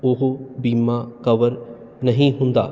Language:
Punjabi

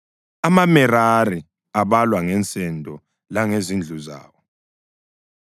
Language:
North Ndebele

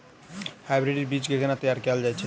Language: Maithili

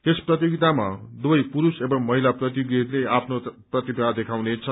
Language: Nepali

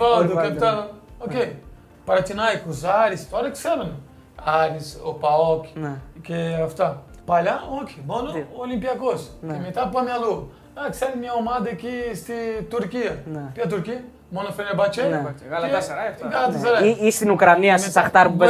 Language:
Greek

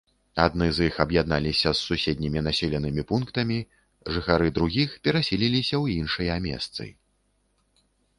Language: Belarusian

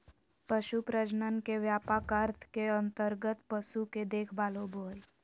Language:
Magahi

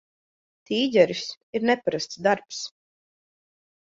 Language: Latvian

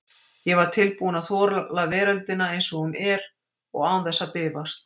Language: Icelandic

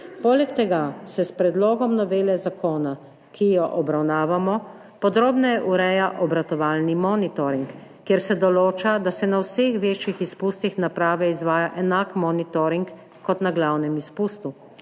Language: Slovenian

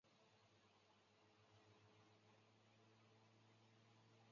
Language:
Chinese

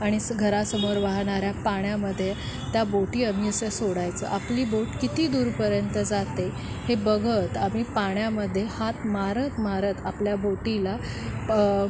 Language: Marathi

